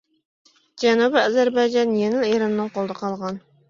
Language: Uyghur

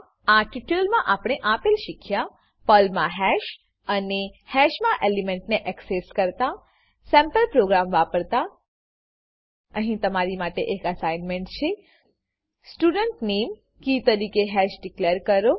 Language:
Gujarati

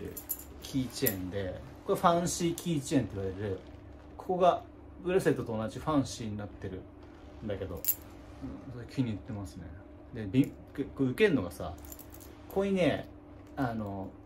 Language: Japanese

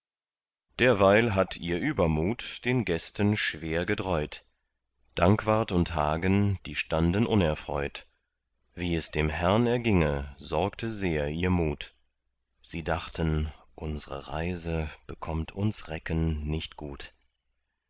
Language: German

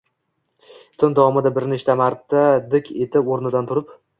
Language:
Uzbek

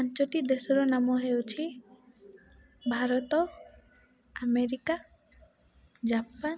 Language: Odia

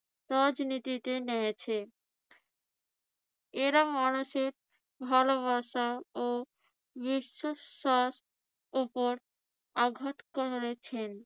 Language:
Bangla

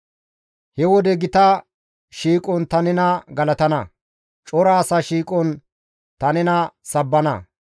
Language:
Gamo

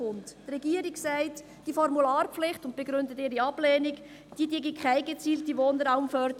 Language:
Swiss German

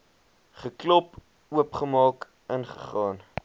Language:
Afrikaans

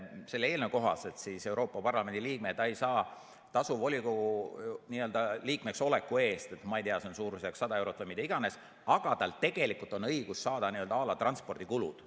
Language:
Estonian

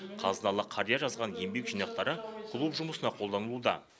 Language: Kazakh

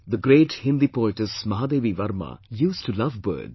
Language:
English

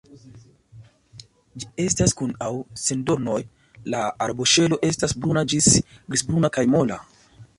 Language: Esperanto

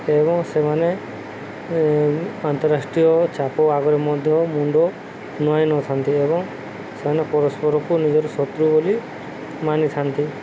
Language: Odia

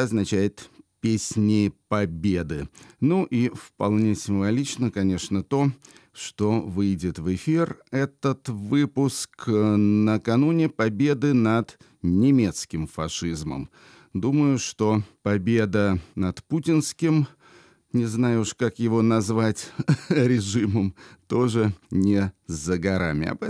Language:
Russian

